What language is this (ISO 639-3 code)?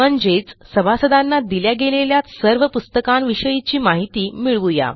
mar